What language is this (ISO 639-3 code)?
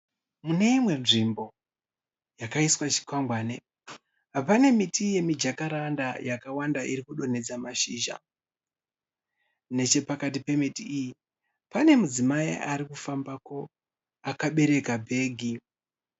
sna